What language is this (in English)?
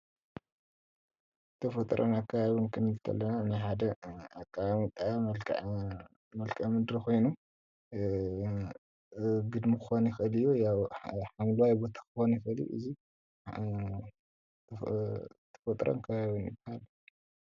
Tigrinya